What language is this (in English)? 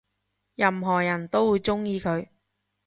Cantonese